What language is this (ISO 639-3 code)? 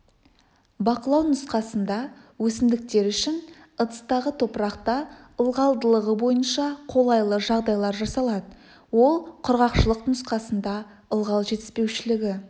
kaz